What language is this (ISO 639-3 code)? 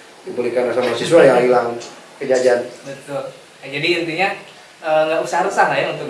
ind